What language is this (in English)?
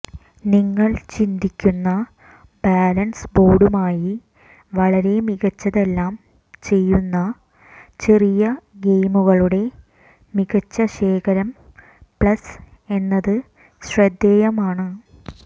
Malayalam